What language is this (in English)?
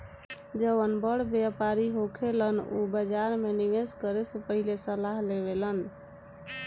Bhojpuri